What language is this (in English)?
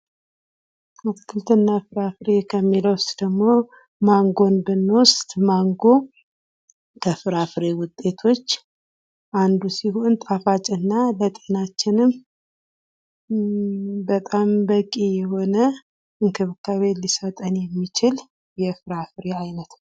Amharic